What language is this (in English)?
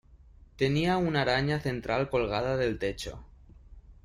Spanish